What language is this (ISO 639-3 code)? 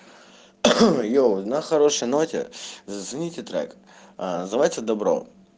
rus